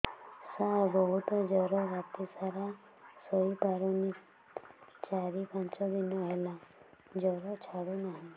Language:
Odia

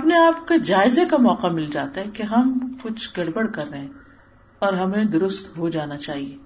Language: Urdu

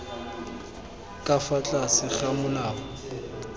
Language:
Tswana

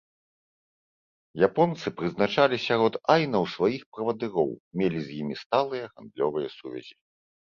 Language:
Belarusian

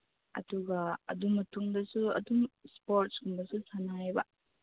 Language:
Manipuri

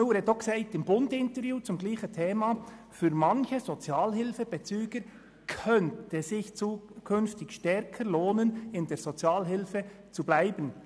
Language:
Swiss German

